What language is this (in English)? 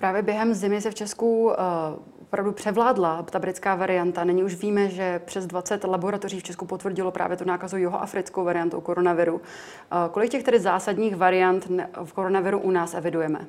Czech